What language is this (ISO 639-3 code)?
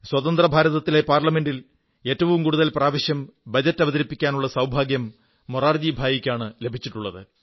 mal